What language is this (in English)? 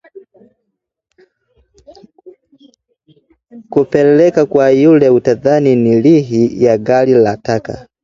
Swahili